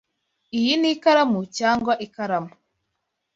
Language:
Kinyarwanda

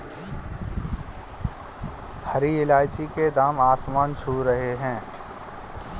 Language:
Hindi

